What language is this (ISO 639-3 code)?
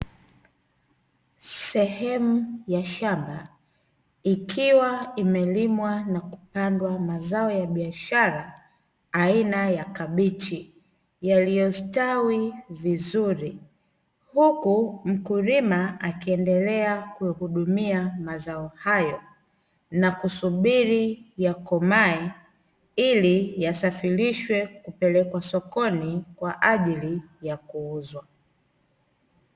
swa